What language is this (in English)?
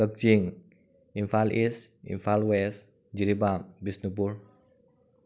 Manipuri